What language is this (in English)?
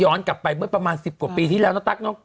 Thai